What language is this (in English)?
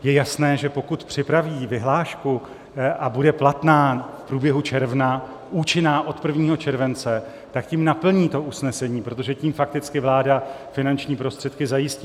Czech